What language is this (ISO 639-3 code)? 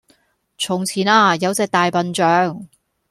yue